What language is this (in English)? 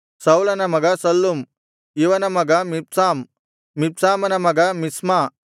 Kannada